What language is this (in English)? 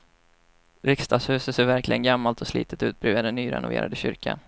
Swedish